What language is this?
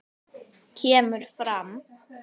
Icelandic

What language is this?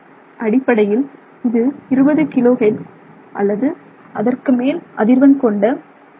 Tamil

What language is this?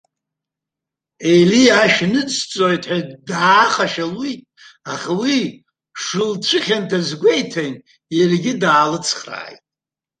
Abkhazian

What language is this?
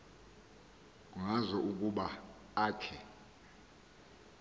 Xhosa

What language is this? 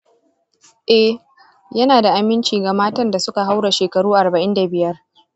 Hausa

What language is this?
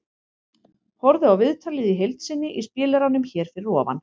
Icelandic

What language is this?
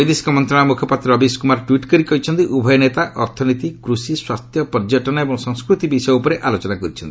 Odia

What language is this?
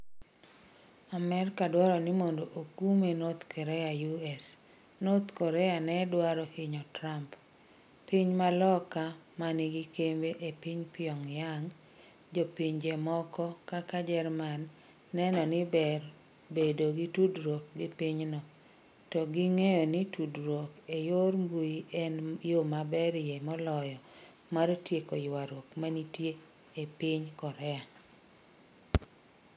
Luo (Kenya and Tanzania)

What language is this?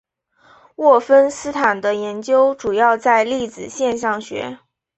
Chinese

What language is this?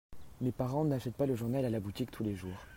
French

